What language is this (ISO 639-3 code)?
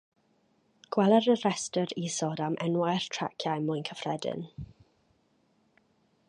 cym